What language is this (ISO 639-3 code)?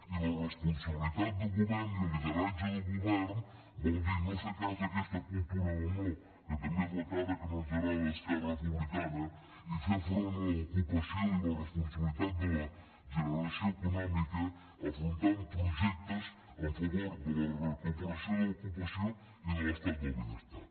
cat